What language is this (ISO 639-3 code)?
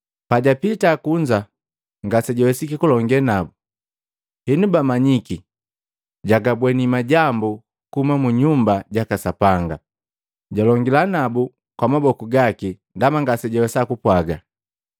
mgv